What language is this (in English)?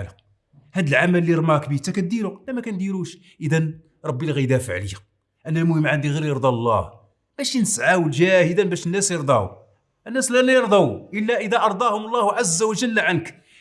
Arabic